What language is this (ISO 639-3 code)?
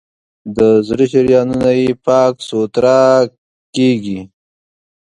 pus